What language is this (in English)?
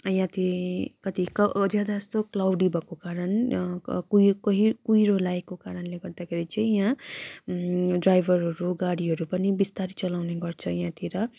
Nepali